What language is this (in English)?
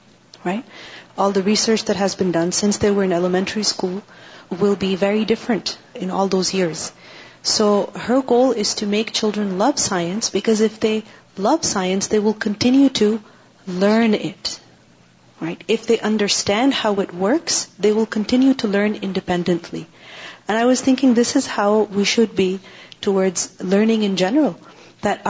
Urdu